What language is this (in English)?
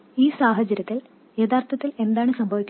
Malayalam